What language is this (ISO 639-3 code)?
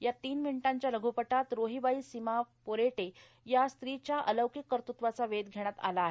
mar